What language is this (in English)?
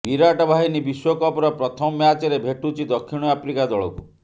Odia